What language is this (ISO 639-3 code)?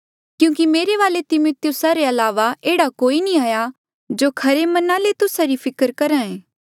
mjl